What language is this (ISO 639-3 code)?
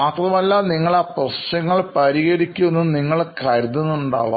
mal